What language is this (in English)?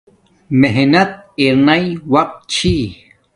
Domaaki